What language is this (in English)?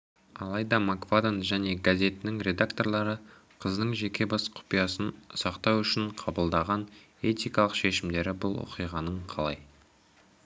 Kazakh